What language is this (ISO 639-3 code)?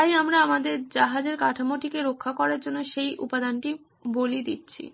ben